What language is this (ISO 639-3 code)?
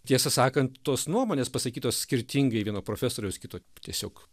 lit